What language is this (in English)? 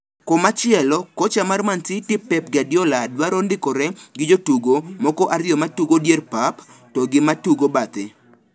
Luo (Kenya and Tanzania)